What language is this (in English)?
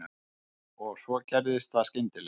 Icelandic